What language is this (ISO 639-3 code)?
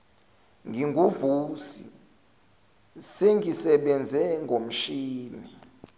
zul